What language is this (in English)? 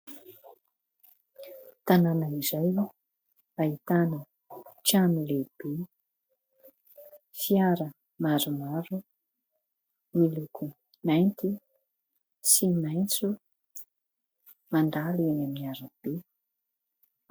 Malagasy